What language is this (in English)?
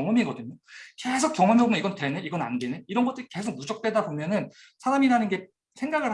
Korean